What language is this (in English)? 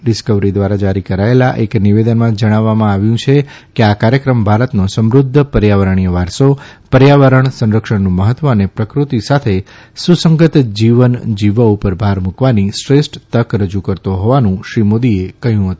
Gujarati